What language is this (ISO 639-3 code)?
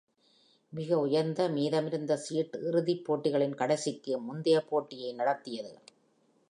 tam